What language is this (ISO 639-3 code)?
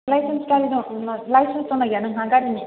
brx